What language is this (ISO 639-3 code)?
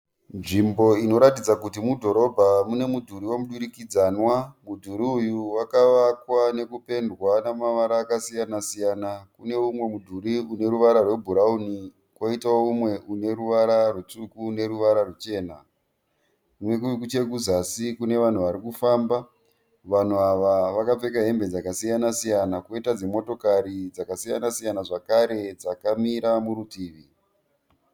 sna